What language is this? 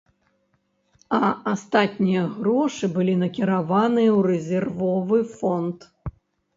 Belarusian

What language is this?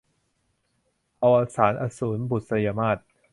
Thai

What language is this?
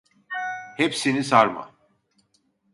Turkish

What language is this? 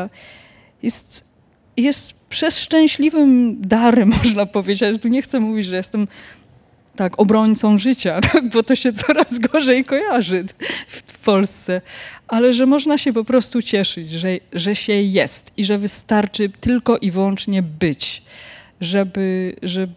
Polish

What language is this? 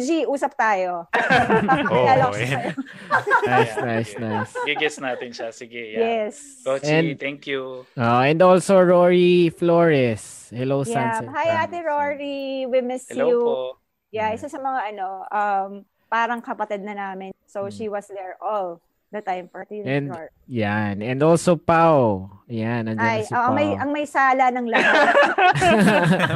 Filipino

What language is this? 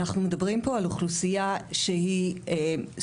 Hebrew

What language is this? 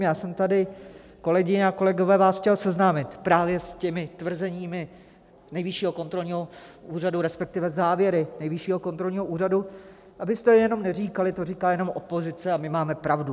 Czech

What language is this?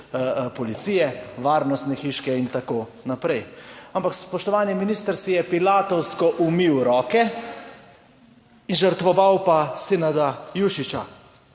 Slovenian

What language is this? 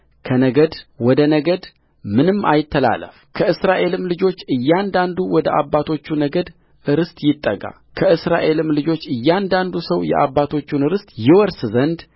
Amharic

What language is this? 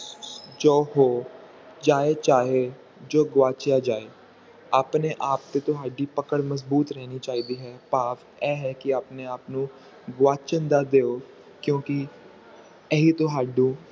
Punjabi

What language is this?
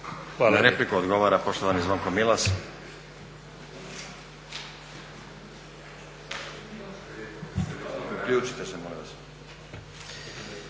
Croatian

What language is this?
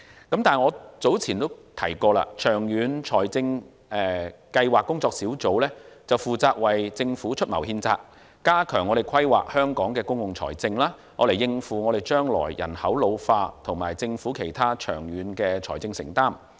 Cantonese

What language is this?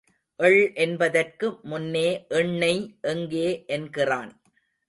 Tamil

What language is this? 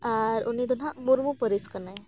Santali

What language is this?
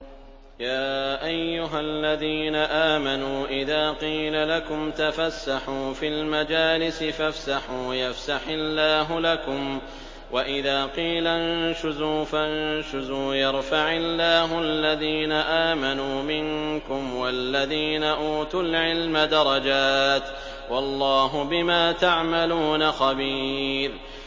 Arabic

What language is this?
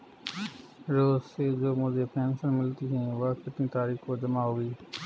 Hindi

